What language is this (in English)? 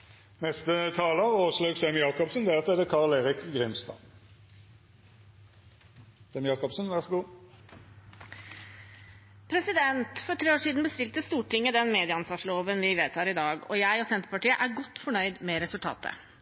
Norwegian Bokmål